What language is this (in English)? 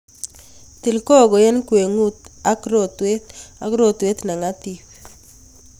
Kalenjin